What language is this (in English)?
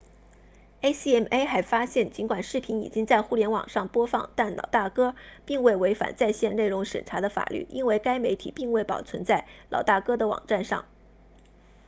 Chinese